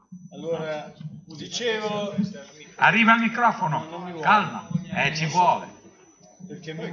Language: Italian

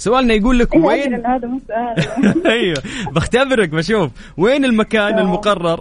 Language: Arabic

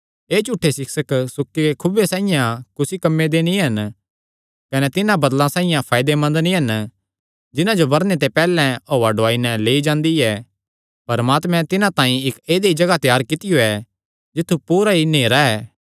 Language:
Kangri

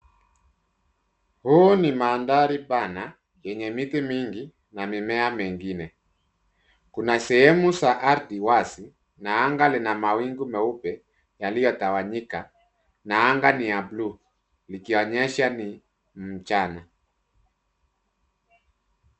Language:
Swahili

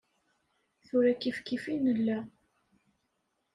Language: Kabyle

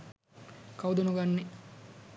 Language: Sinhala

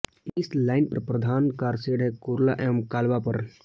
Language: Hindi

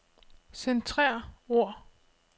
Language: Danish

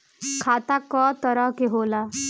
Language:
Bhojpuri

